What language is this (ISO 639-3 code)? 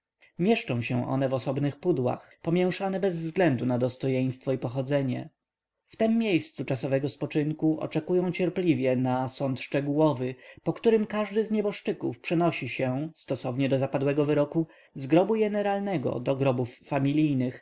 pol